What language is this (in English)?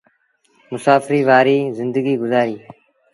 Sindhi Bhil